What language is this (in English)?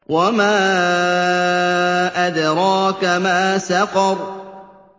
Arabic